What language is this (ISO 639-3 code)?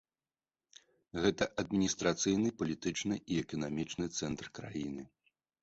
bel